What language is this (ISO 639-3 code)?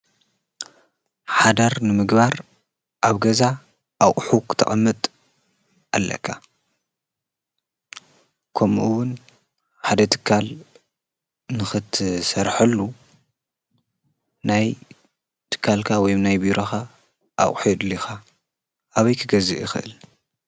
tir